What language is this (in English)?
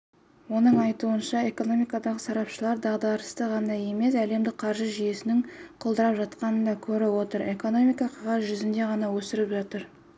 Kazakh